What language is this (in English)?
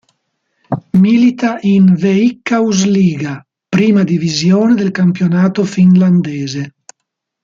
Italian